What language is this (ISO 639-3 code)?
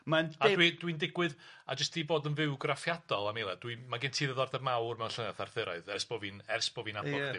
cym